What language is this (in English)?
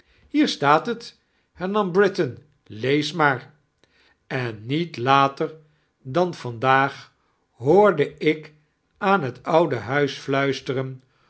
Dutch